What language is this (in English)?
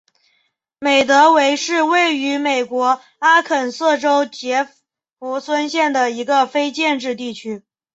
Chinese